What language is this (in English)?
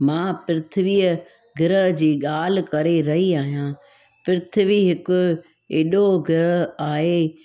Sindhi